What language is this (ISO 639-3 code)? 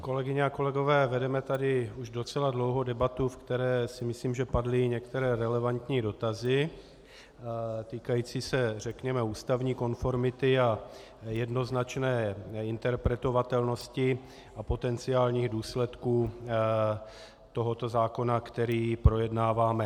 ces